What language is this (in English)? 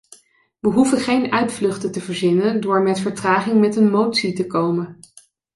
Dutch